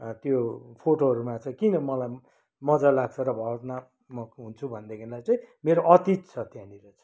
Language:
Nepali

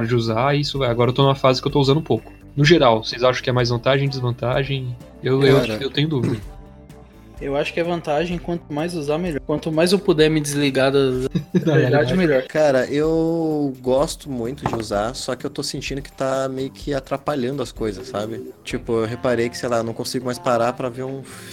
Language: Portuguese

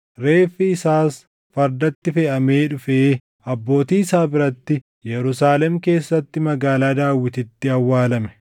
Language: Oromo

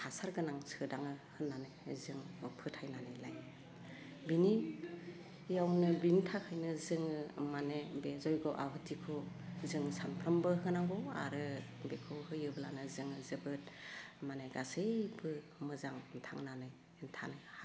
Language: Bodo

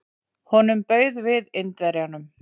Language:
Icelandic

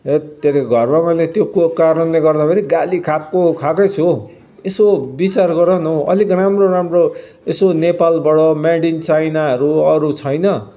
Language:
Nepali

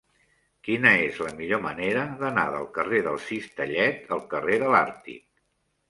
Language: Catalan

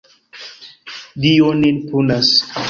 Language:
Esperanto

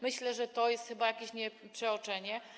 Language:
Polish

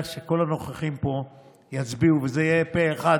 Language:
Hebrew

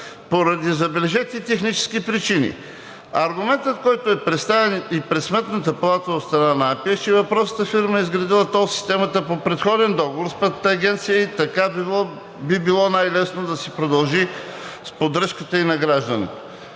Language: Bulgarian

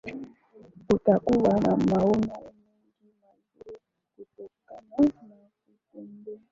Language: Swahili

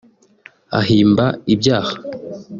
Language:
Kinyarwanda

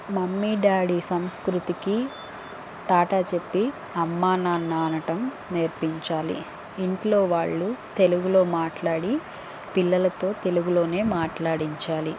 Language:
Telugu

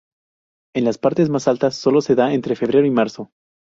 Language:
Spanish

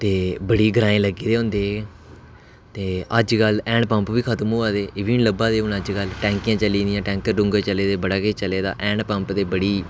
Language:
Dogri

